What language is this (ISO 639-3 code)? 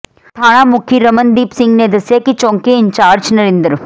pan